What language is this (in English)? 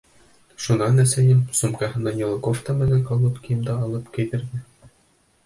Bashkir